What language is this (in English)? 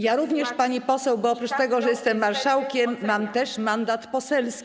Polish